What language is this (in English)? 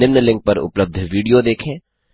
Hindi